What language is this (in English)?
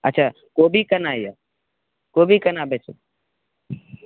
Maithili